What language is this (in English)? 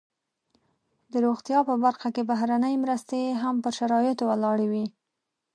Pashto